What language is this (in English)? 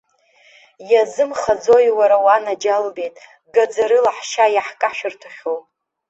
Abkhazian